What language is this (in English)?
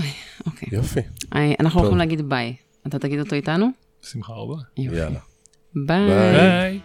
Hebrew